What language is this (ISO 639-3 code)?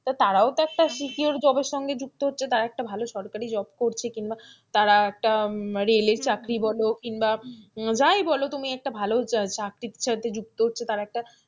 ben